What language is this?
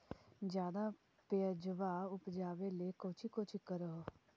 Magahi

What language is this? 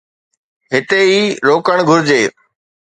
Sindhi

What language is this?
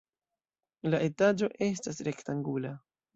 Esperanto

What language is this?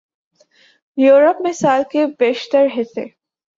Urdu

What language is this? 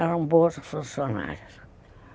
Portuguese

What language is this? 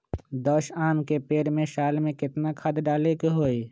Magahi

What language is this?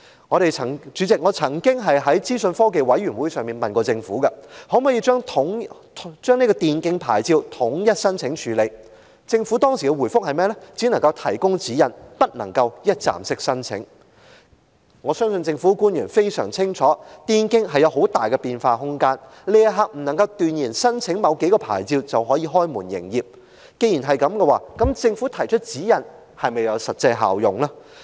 Cantonese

